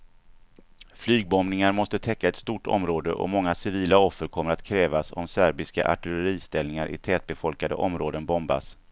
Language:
Swedish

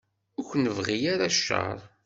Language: Kabyle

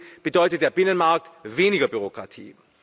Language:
German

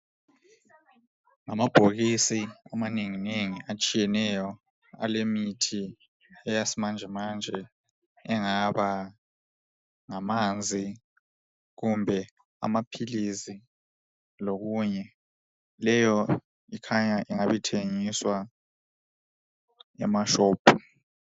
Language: North Ndebele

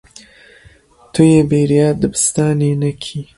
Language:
Kurdish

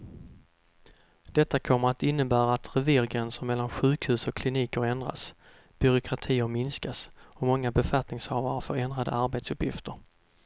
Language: Swedish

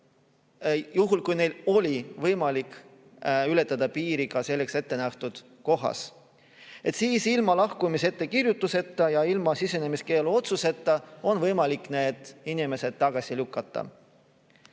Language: Estonian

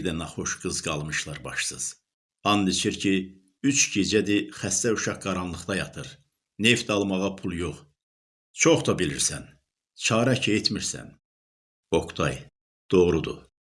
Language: Turkish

